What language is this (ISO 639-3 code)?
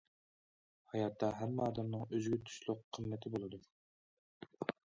uig